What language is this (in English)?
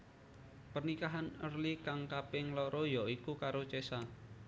Javanese